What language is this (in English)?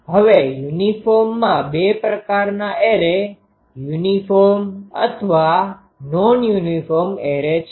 Gujarati